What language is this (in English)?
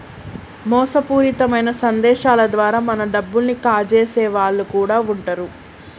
Telugu